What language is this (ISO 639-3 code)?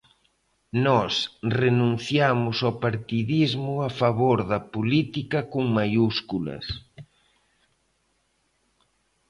glg